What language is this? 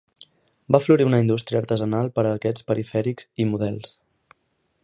Catalan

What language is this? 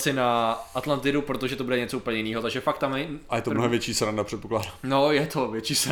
Czech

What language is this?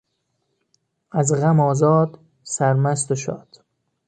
Persian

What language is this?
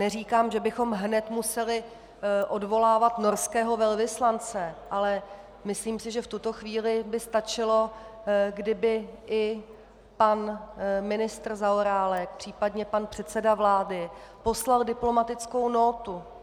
Czech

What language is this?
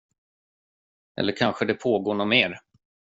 Swedish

